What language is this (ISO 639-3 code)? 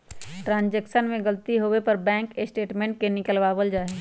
mag